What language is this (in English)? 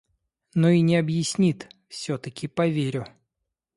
Russian